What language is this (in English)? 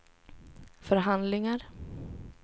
Swedish